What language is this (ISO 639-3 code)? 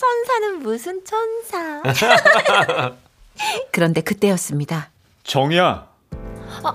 kor